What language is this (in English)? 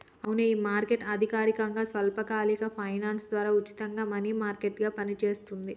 Telugu